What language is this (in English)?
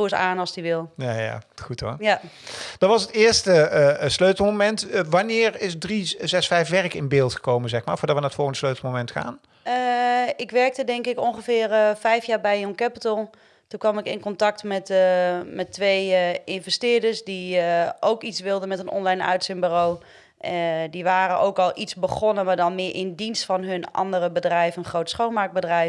Dutch